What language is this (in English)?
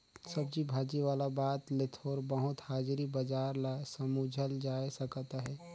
Chhattisgarhi